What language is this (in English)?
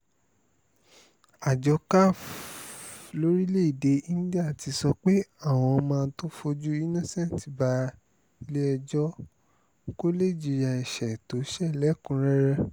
Yoruba